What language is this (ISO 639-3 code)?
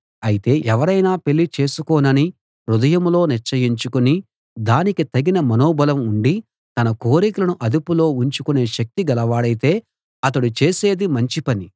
tel